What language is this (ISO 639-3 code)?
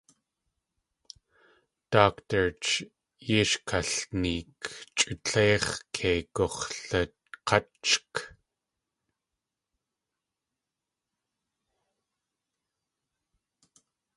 tli